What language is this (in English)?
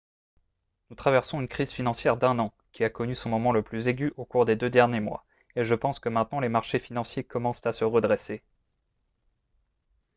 French